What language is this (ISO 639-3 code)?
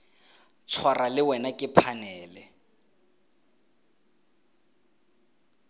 tsn